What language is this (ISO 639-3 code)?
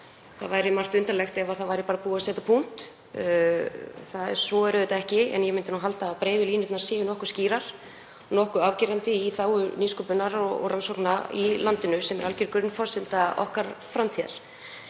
isl